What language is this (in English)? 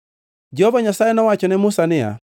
Luo (Kenya and Tanzania)